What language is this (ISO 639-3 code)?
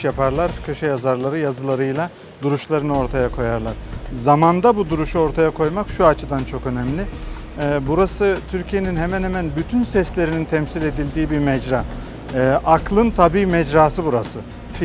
tur